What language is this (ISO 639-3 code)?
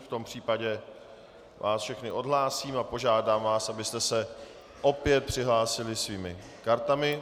ces